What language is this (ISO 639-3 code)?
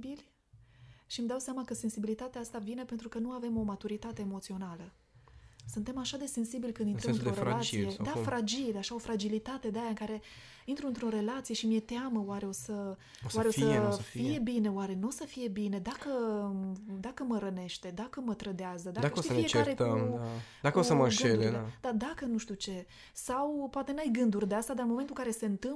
ron